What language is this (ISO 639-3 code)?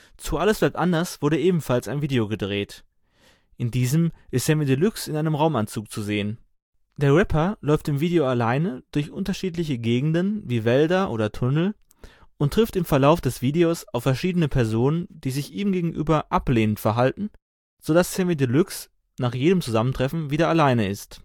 deu